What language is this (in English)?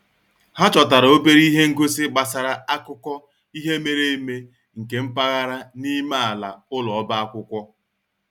Igbo